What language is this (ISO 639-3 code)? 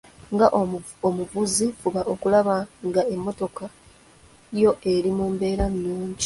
lug